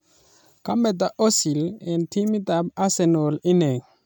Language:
Kalenjin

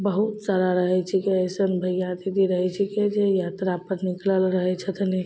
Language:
Maithili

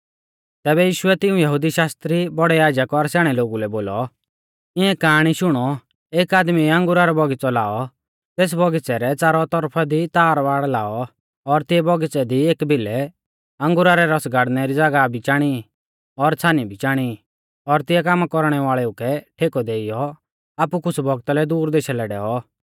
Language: Mahasu Pahari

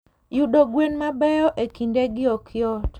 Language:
Luo (Kenya and Tanzania)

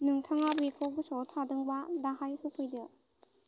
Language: Bodo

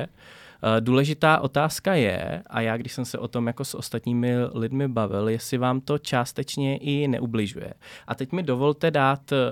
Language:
Czech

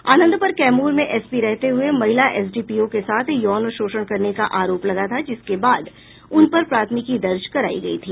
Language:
Hindi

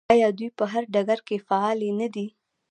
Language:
Pashto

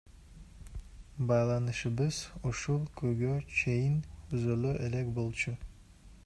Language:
Kyrgyz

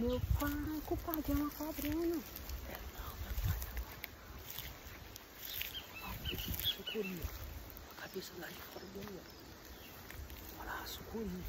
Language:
Portuguese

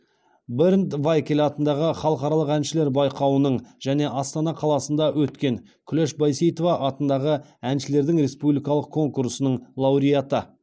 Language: Kazakh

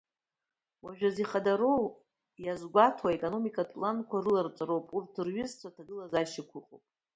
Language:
Abkhazian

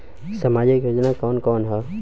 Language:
Bhojpuri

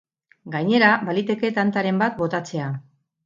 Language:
Basque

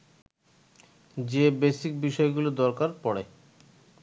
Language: Bangla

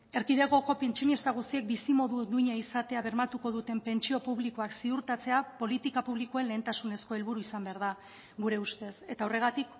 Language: Basque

